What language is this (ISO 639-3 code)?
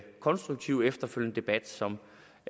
dan